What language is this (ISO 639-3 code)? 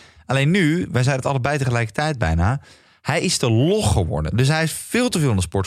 nld